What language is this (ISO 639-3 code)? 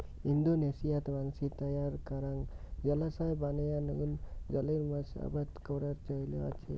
ben